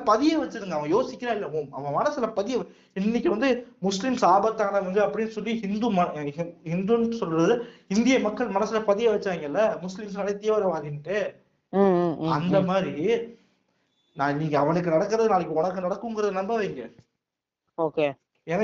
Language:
Tamil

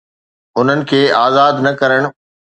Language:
Sindhi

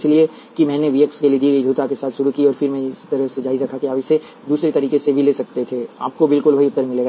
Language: Hindi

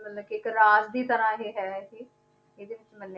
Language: Punjabi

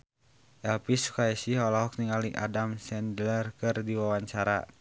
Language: Sundanese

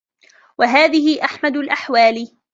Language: Arabic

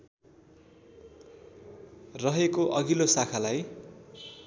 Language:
Nepali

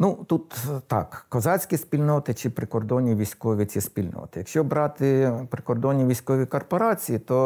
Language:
Ukrainian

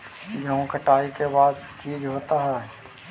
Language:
Magahi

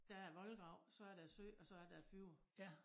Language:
Danish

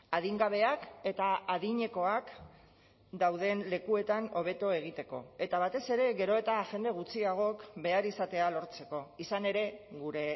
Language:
Basque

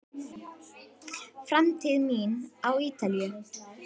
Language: Icelandic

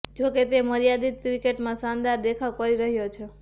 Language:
Gujarati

